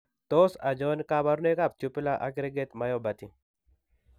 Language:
Kalenjin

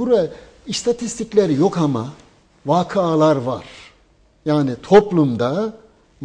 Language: Turkish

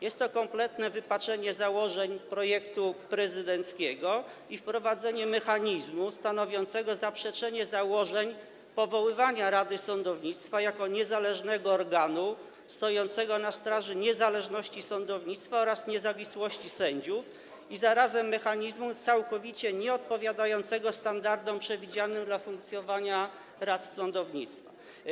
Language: Polish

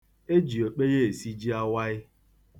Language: Igbo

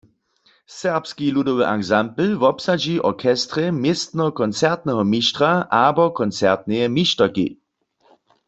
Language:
Upper Sorbian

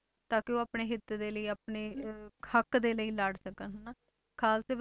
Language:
Punjabi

